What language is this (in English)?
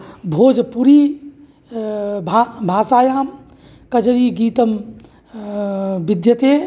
Sanskrit